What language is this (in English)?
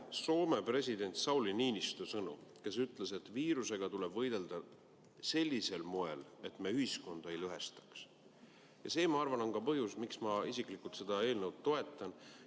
Estonian